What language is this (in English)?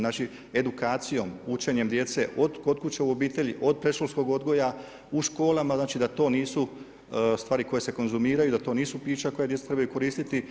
Croatian